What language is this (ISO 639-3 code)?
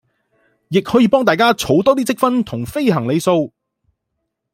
yue